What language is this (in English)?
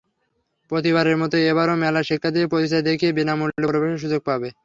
Bangla